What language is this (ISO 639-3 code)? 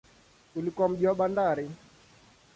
swa